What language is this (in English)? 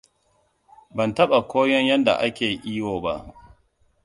Hausa